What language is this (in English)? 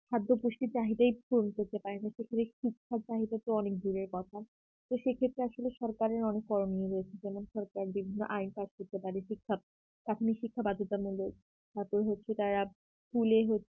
Bangla